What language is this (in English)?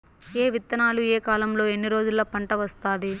Telugu